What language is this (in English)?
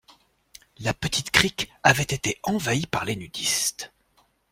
French